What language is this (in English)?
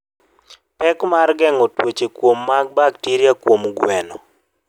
Luo (Kenya and Tanzania)